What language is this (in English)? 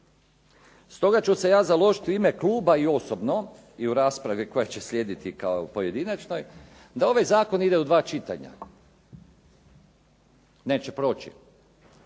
Croatian